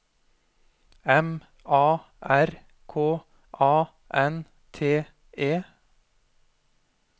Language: Norwegian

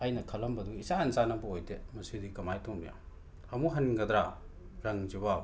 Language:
Manipuri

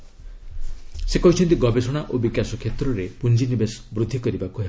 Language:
Odia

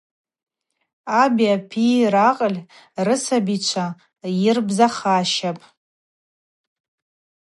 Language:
Abaza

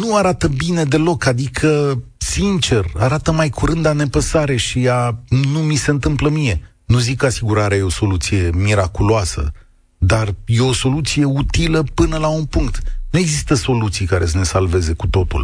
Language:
Romanian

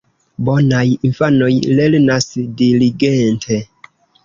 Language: Esperanto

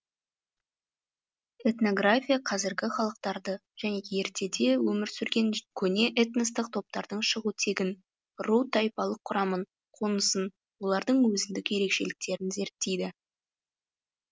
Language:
Kazakh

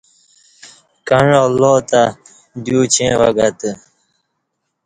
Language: Kati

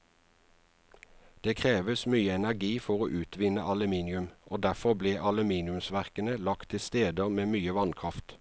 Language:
Norwegian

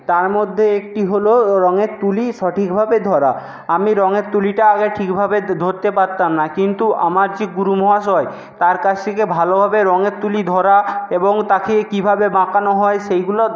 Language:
Bangla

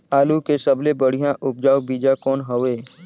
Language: Chhattisgarhi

